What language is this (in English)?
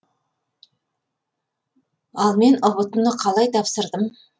Kazakh